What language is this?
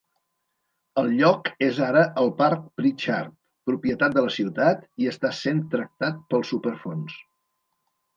Catalan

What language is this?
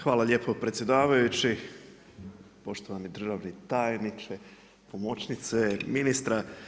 Croatian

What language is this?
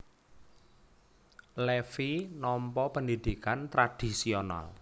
Javanese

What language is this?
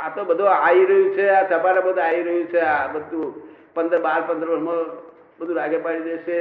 Gujarati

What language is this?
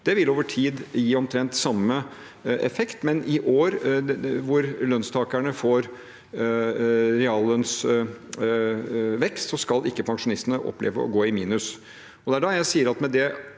Norwegian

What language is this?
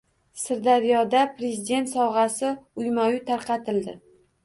Uzbek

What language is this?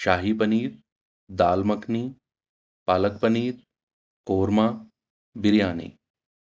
Urdu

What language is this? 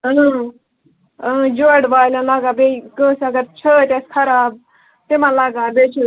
Kashmiri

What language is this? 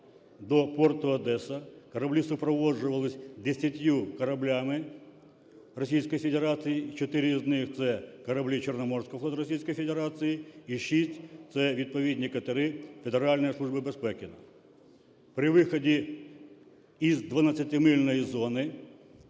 Ukrainian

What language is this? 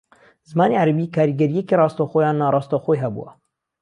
Central Kurdish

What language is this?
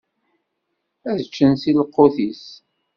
Kabyle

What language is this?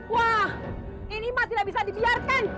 Indonesian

